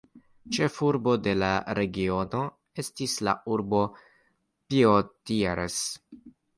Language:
Esperanto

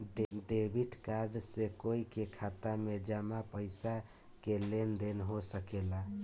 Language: Bhojpuri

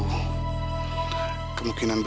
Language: Indonesian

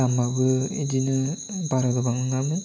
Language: Bodo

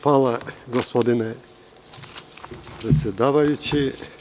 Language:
Serbian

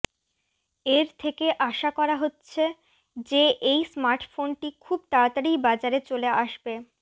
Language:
Bangla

